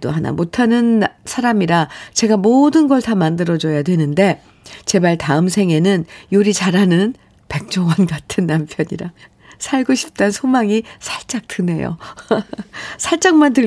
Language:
Korean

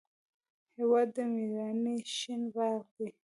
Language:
Pashto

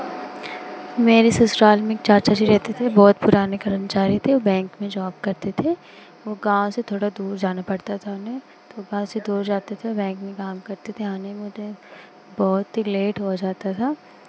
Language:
Hindi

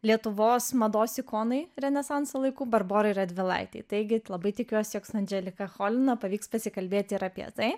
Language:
Lithuanian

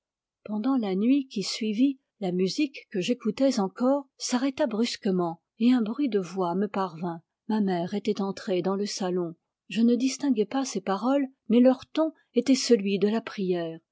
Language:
French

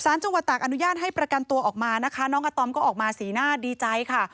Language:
Thai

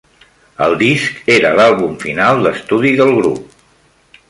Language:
Catalan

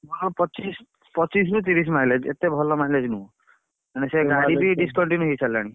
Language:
Odia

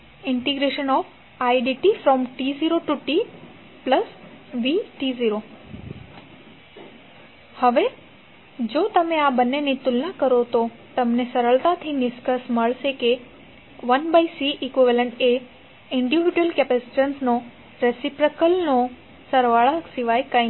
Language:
Gujarati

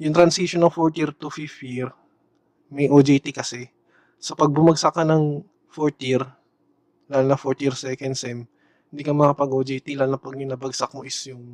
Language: Filipino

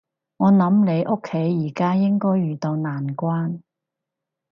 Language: Cantonese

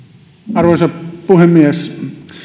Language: Finnish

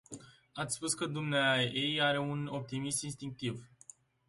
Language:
Romanian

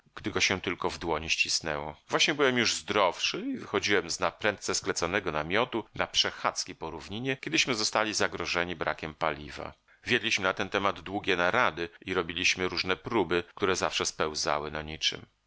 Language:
Polish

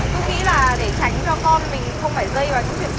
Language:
Vietnamese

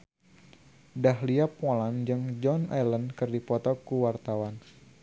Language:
Sundanese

